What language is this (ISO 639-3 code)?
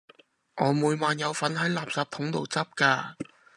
yue